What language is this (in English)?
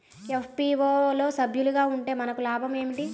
Telugu